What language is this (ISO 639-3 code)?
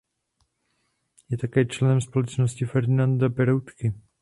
ces